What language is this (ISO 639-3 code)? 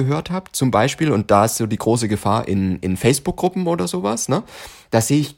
deu